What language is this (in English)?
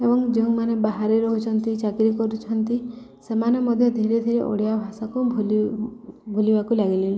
Odia